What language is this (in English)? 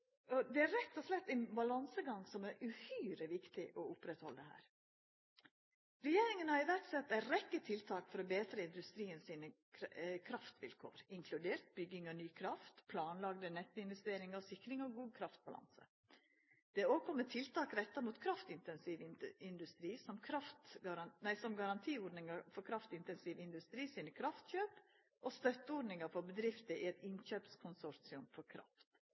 Norwegian Nynorsk